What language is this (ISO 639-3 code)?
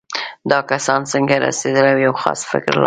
pus